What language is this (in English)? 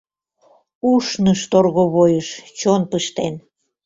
Mari